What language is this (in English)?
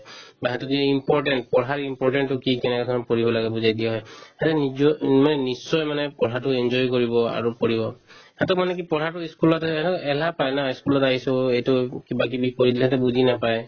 Assamese